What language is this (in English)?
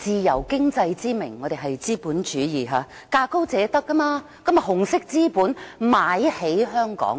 Cantonese